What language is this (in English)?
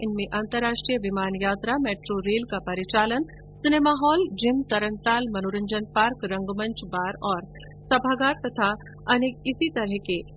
Hindi